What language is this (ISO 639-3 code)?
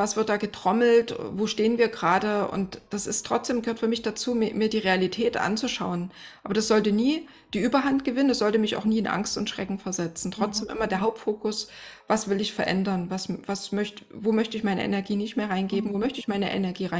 deu